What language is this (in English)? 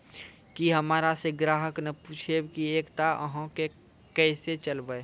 Maithili